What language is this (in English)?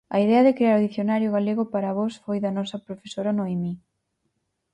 Galician